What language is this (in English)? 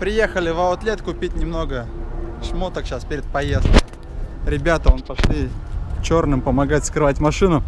Russian